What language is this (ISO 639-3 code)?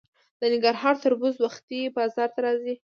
pus